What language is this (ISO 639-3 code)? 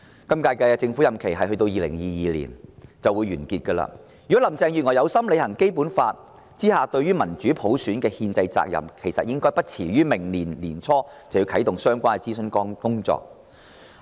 yue